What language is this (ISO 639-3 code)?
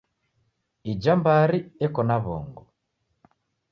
dav